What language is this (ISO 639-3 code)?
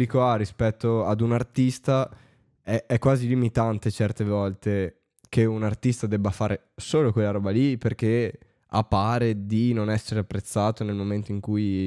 ita